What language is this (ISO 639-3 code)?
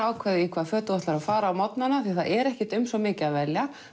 isl